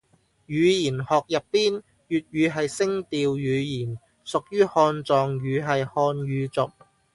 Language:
Cantonese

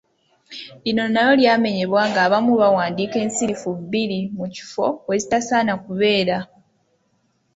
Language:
Ganda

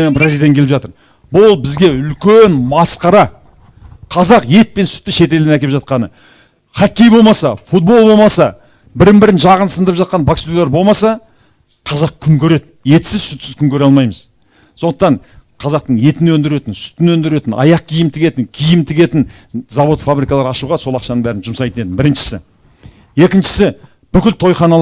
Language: Kazakh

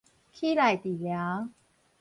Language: Min Nan Chinese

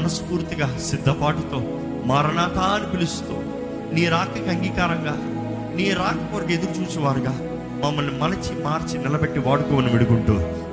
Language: Telugu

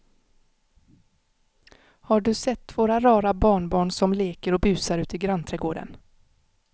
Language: Swedish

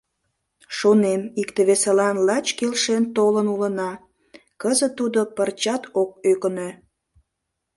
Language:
Mari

